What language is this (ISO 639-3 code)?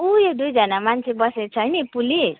nep